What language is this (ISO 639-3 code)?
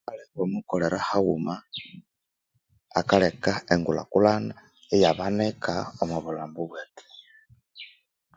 koo